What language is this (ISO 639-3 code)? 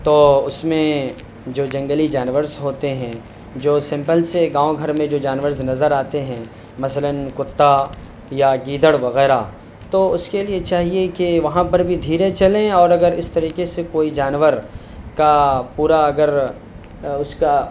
urd